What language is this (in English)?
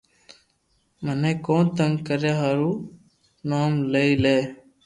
Loarki